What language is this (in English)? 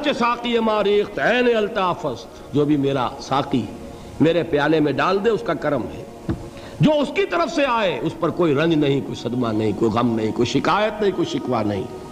Urdu